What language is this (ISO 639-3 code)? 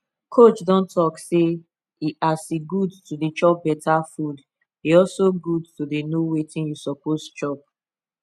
pcm